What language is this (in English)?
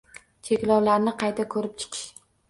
Uzbek